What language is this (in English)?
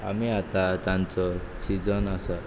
Konkani